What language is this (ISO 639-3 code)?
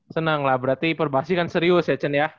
ind